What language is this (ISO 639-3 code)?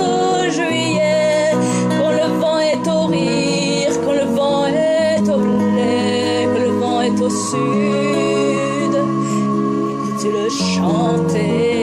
ara